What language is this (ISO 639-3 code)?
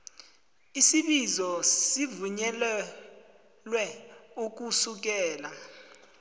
nbl